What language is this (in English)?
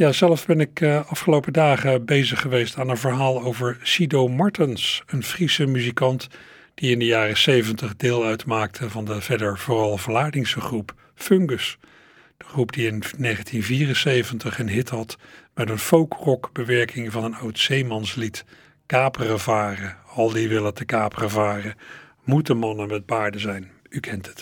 Dutch